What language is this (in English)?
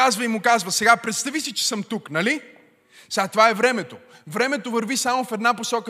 Bulgarian